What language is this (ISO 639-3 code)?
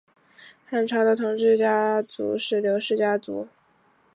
zho